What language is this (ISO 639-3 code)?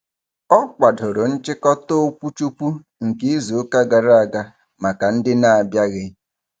ibo